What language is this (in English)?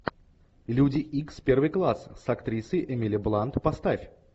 Russian